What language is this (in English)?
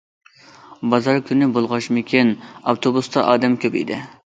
Uyghur